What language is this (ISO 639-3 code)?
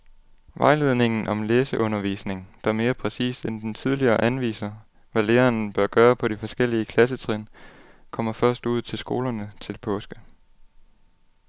dan